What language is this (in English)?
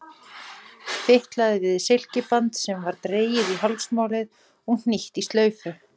Icelandic